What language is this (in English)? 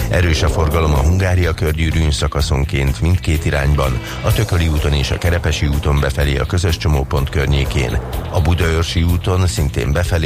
Hungarian